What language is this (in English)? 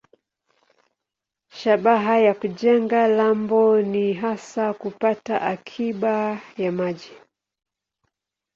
Swahili